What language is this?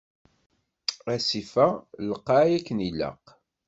Kabyle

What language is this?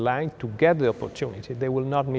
Vietnamese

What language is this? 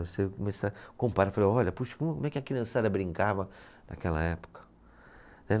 Portuguese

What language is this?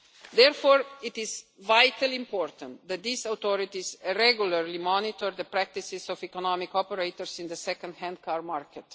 English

